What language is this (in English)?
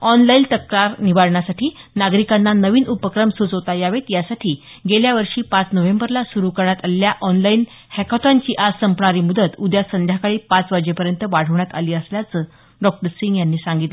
Marathi